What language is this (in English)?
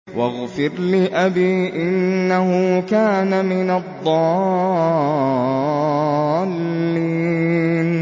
Arabic